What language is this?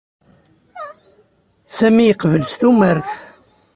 Kabyle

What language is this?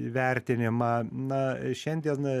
Lithuanian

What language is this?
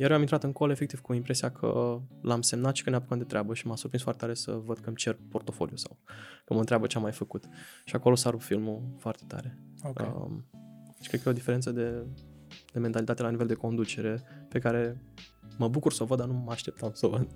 Romanian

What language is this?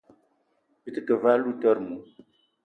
Eton (Cameroon)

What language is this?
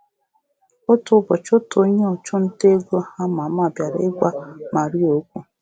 Igbo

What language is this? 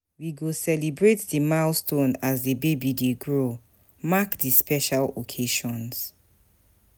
Nigerian Pidgin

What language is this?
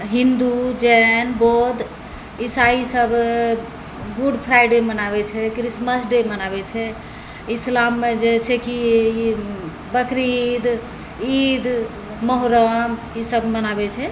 Maithili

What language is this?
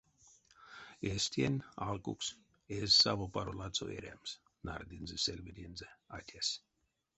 Erzya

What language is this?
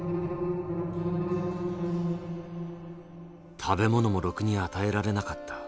Japanese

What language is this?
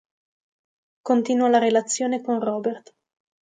Italian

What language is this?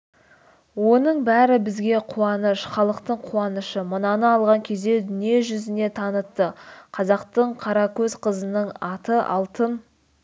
Kazakh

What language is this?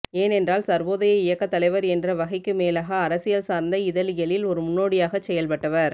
Tamil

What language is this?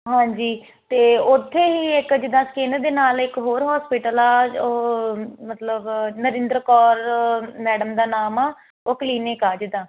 Punjabi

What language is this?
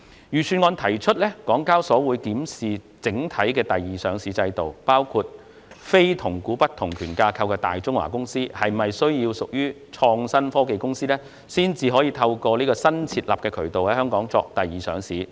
Cantonese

